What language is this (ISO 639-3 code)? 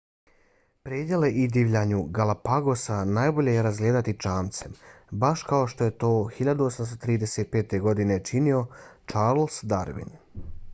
bos